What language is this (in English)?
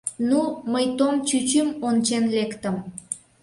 Mari